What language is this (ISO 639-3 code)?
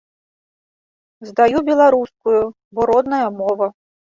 bel